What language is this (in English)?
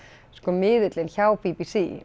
Icelandic